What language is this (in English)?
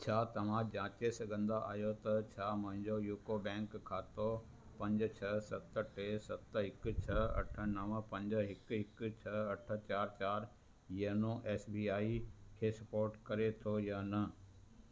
Sindhi